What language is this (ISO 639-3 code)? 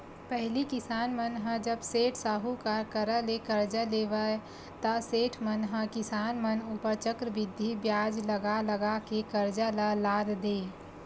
hne